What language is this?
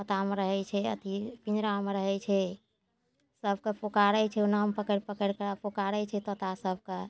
Maithili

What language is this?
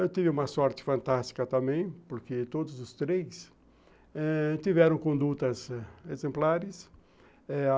Portuguese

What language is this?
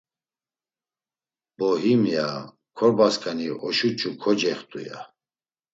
Laz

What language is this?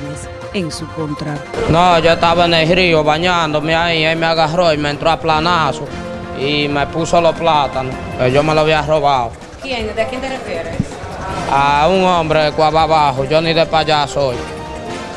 Spanish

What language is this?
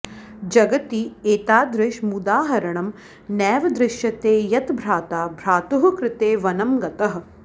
Sanskrit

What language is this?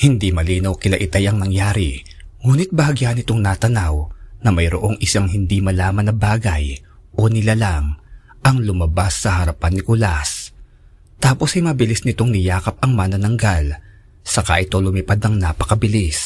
Filipino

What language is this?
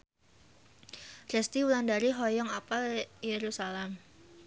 Sundanese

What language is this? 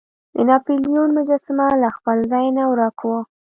Pashto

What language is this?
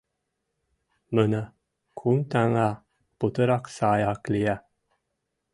Mari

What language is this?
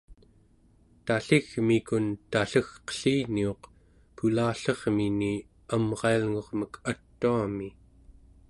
Central Yupik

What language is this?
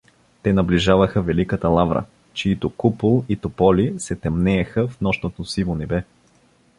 Bulgarian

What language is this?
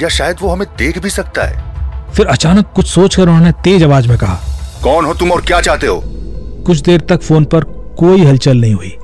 Hindi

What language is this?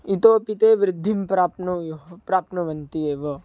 Sanskrit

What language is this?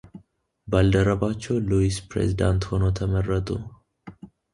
Amharic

